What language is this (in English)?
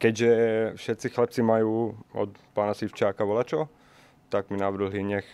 Slovak